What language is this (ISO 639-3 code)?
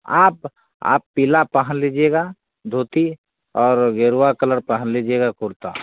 hin